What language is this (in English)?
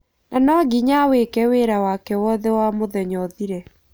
Kikuyu